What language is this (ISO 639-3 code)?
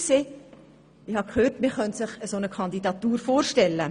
gsw